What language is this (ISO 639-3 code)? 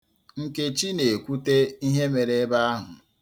ibo